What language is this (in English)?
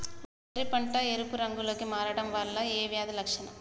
Telugu